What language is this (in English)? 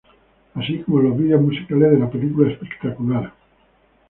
Spanish